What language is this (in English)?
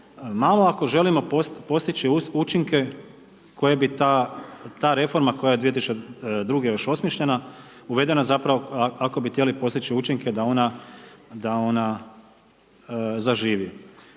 Croatian